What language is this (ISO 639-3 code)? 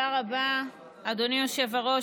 heb